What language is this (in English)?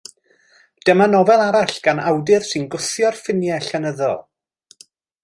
Welsh